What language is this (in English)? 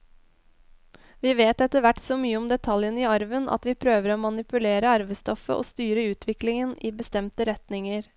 Norwegian